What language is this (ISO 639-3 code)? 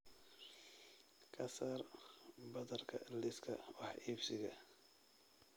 som